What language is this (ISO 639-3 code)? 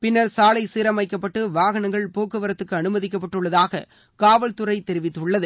tam